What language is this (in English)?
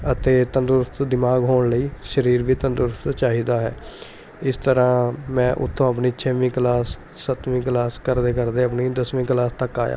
Punjabi